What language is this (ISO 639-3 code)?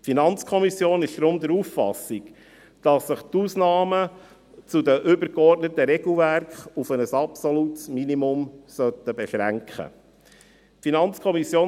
gsw